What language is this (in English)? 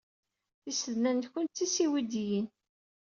Kabyle